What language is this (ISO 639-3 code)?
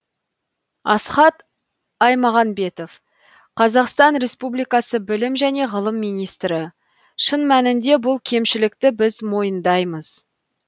kaz